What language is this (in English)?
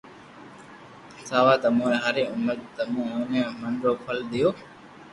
Loarki